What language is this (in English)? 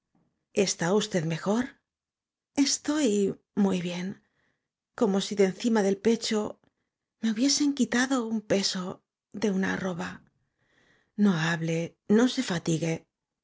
Spanish